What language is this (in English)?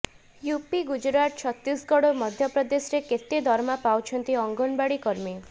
Odia